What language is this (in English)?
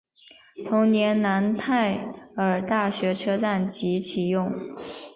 Chinese